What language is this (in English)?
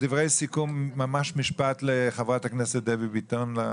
Hebrew